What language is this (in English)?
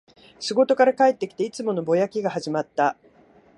Japanese